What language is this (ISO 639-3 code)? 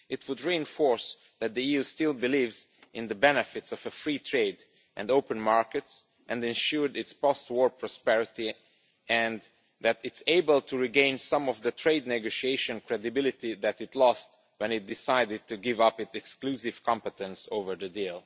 eng